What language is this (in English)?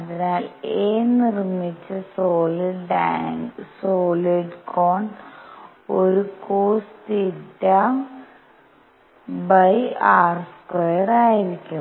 Malayalam